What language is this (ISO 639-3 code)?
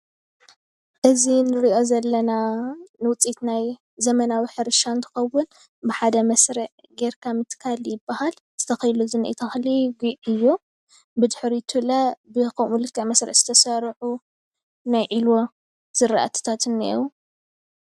tir